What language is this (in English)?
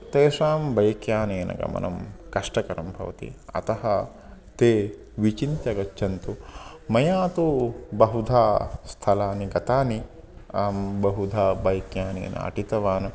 Sanskrit